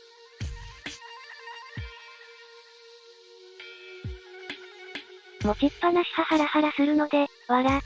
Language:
Japanese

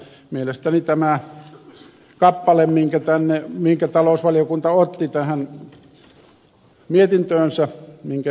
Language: Finnish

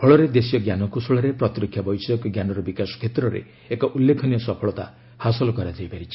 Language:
Odia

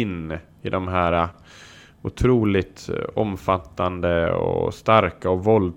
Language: Swedish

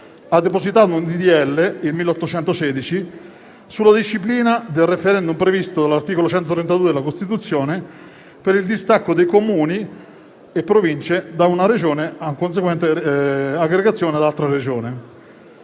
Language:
Italian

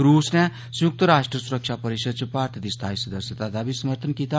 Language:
Dogri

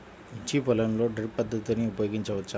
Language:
Telugu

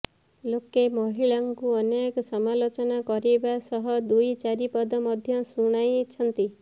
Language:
Odia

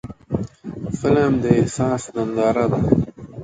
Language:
Pashto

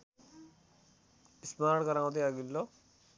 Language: Nepali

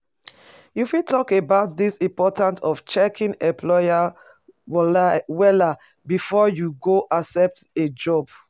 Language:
Nigerian Pidgin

